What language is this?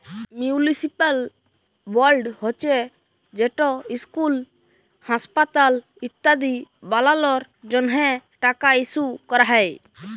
Bangla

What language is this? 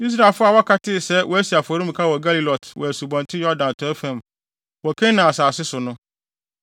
Akan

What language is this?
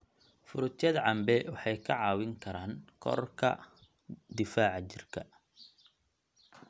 Somali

